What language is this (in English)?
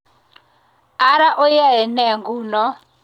Kalenjin